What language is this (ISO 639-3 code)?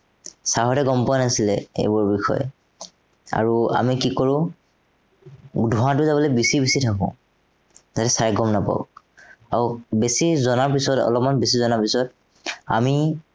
asm